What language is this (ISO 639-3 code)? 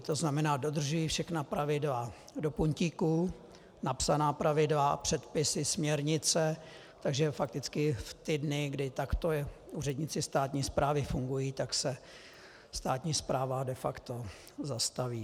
ces